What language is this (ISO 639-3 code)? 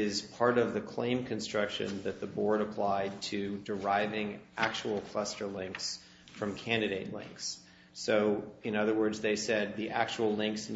eng